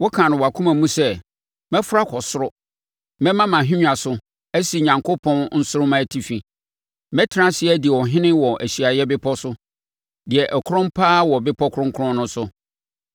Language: Akan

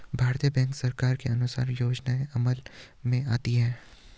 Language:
Hindi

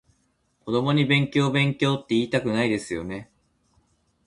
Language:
Japanese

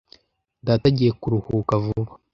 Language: Kinyarwanda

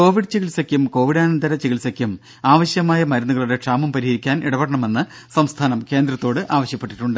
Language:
Malayalam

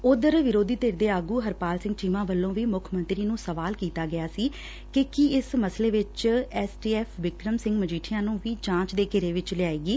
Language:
Punjabi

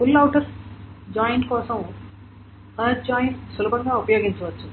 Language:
Telugu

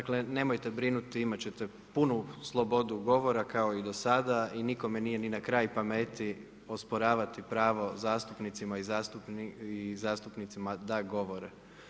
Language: Croatian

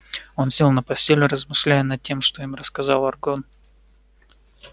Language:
Russian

